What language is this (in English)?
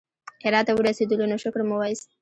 Pashto